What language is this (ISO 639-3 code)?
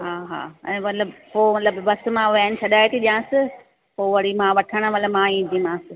snd